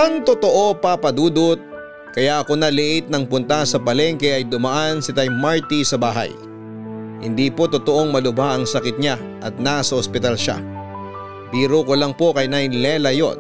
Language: Filipino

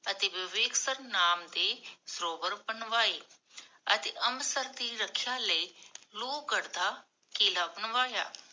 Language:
Punjabi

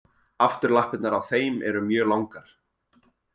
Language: Icelandic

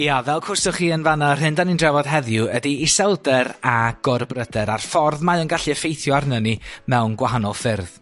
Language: Welsh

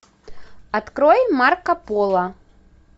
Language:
Russian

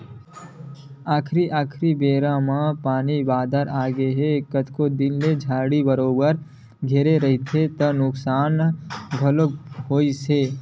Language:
Chhattisgarhi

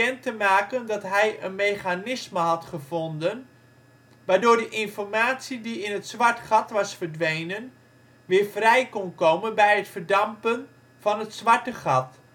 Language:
Dutch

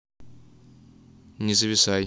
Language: Russian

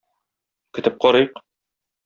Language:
Tatar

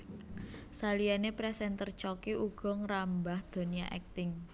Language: Javanese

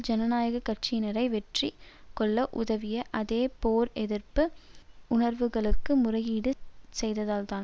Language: Tamil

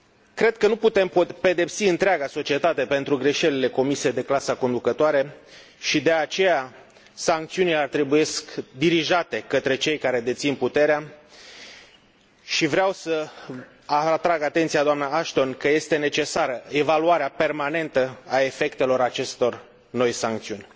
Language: Romanian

